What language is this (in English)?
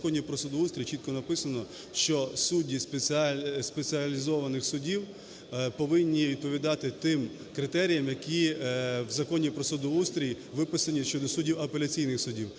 Ukrainian